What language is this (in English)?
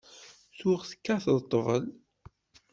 Kabyle